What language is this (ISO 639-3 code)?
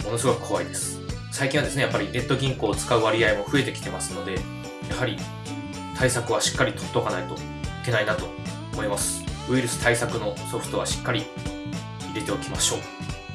jpn